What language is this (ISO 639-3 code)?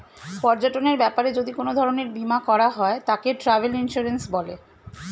ben